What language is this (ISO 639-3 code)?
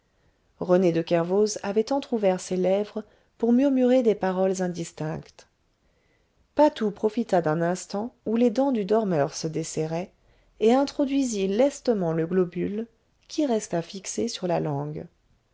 fra